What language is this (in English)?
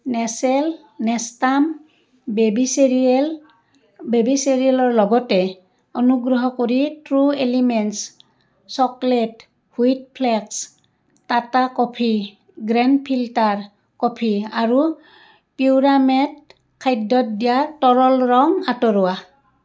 Assamese